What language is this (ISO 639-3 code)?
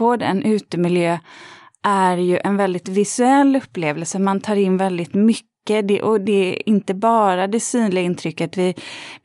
swe